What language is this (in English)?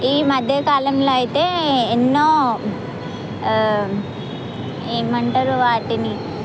Telugu